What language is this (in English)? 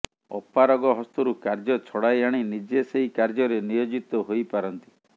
Odia